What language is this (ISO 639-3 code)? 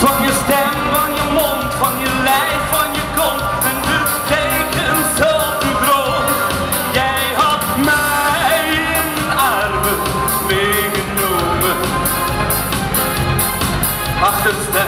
nld